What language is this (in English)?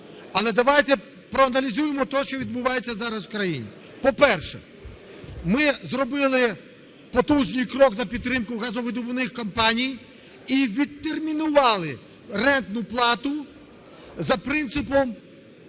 Ukrainian